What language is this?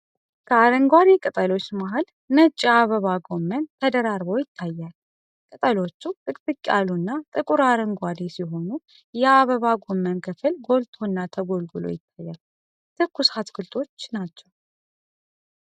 Amharic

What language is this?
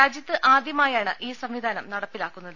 Malayalam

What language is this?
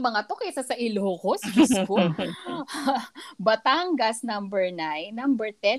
Filipino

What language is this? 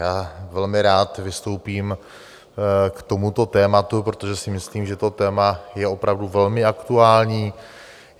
Czech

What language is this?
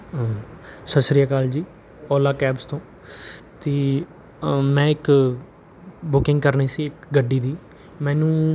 Punjabi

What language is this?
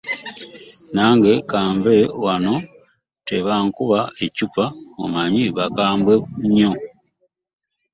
Ganda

